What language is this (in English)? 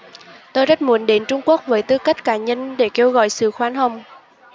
Vietnamese